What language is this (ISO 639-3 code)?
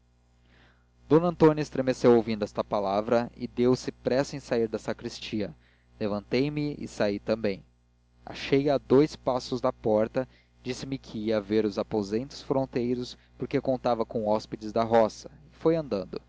por